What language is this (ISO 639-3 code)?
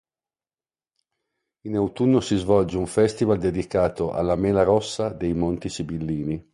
ita